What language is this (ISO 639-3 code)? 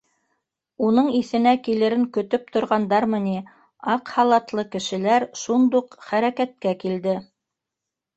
bak